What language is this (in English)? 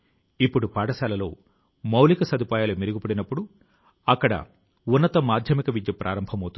Telugu